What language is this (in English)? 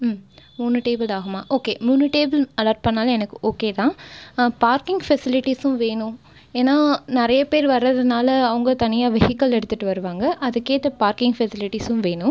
Tamil